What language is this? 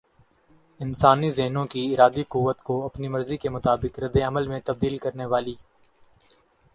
Urdu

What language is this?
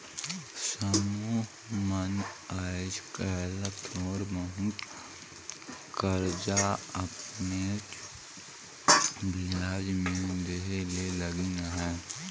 Chhattisgarhi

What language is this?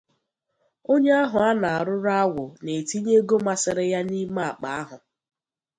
Igbo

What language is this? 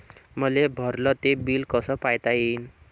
Marathi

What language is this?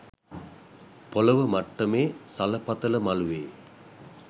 Sinhala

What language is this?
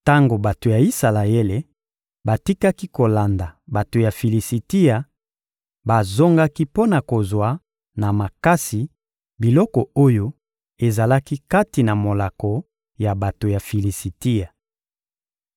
Lingala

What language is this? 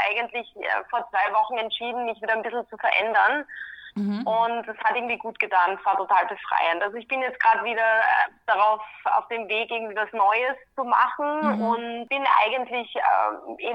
German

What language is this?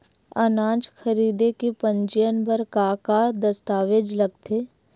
Chhattisgarhi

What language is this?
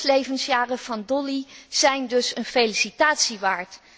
Dutch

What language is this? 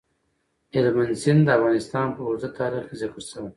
Pashto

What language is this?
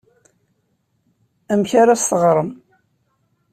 Kabyle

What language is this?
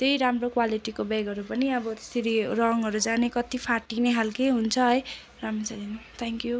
Nepali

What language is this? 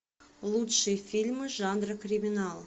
Russian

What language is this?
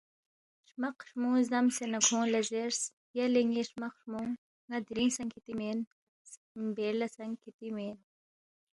Balti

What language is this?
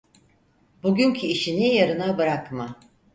Turkish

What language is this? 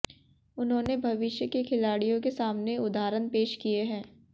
Hindi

